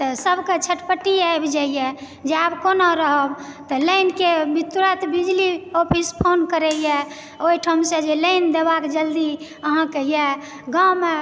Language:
Maithili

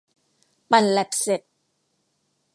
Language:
Thai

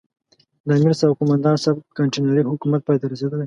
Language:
Pashto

